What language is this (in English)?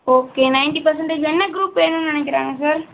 Tamil